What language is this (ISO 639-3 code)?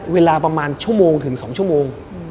tha